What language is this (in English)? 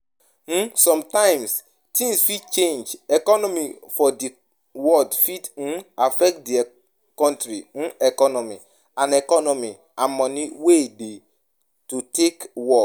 Nigerian Pidgin